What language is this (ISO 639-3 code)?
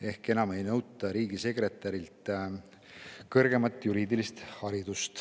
est